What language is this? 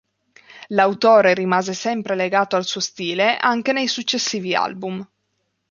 Italian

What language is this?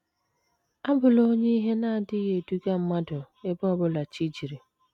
Igbo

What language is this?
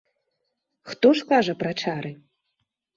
Belarusian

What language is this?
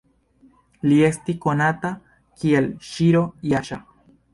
Esperanto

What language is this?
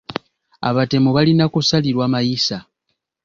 Ganda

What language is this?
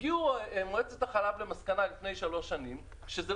Hebrew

